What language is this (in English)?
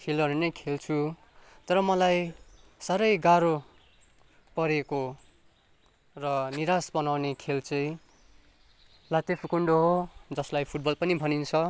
Nepali